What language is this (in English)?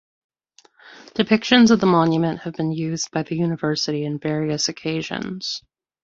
English